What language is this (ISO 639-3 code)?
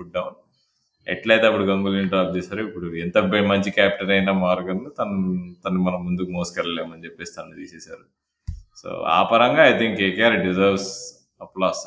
tel